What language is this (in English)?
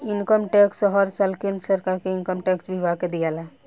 Bhojpuri